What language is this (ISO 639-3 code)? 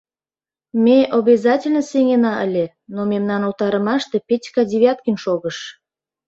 chm